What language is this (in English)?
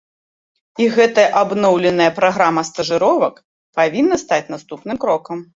Belarusian